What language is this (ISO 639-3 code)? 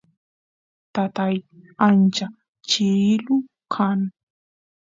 qus